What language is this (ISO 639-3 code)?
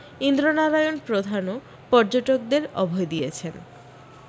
ben